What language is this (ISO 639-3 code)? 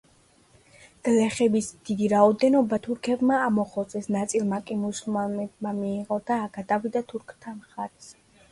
kat